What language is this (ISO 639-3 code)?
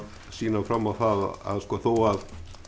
isl